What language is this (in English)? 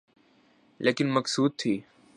Urdu